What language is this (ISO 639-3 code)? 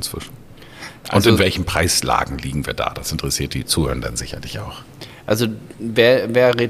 deu